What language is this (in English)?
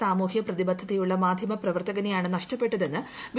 Malayalam